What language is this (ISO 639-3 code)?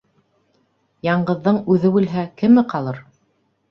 bak